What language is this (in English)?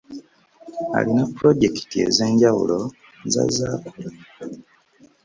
Ganda